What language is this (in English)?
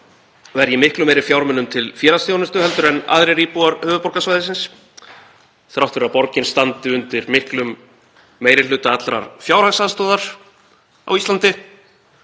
Icelandic